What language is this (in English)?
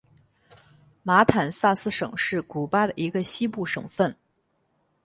Chinese